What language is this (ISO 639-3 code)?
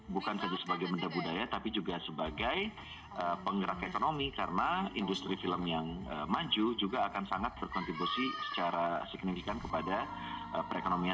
ind